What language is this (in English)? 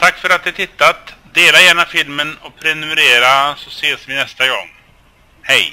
Swedish